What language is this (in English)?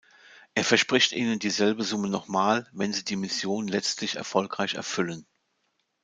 German